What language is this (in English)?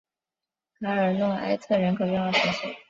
Chinese